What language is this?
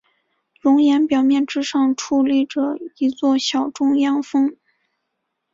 Chinese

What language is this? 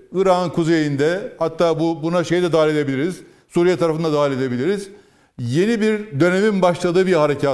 Turkish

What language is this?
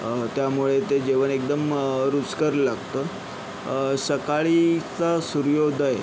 Marathi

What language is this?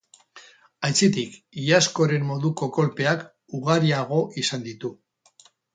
Basque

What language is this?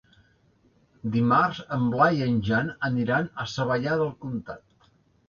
Catalan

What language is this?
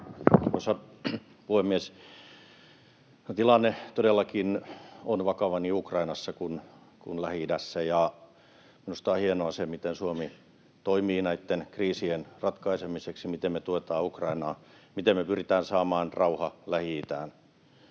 Finnish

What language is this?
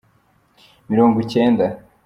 Kinyarwanda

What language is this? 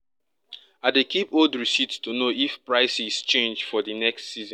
Nigerian Pidgin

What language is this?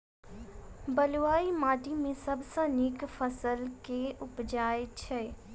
Maithili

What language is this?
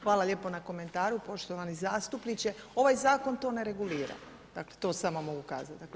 Croatian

